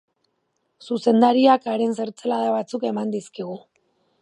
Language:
Basque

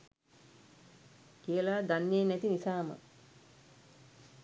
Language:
Sinhala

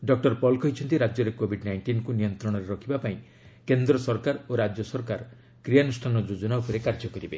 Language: Odia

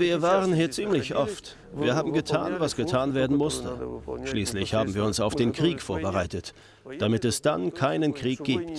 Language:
German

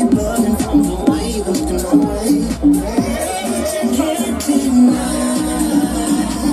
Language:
English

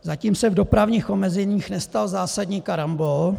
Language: Czech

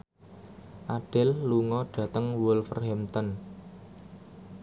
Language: Javanese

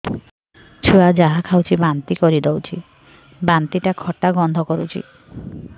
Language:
Odia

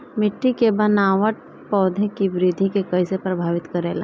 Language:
Bhojpuri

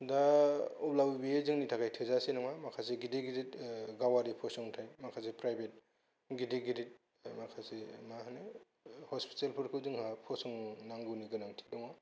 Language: Bodo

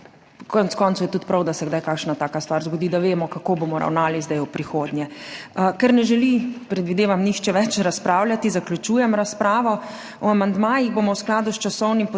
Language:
Slovenian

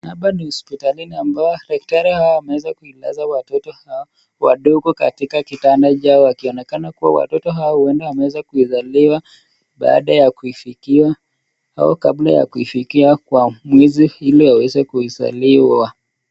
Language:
Swahili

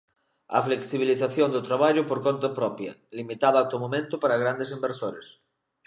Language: Galician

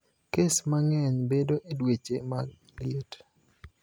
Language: Luo (Kenya and Tanzania)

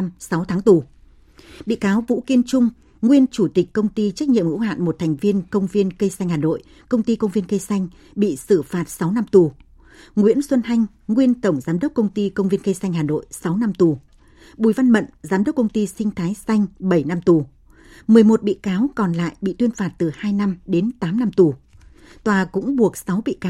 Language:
Vietnamese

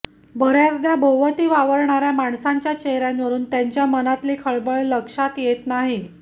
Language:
Marathi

